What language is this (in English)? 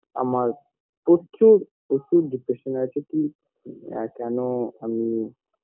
Bangla